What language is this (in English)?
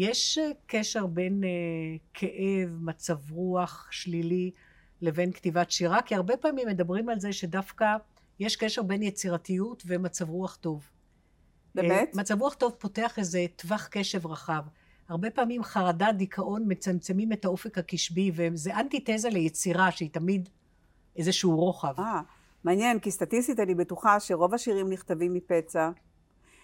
Hebrew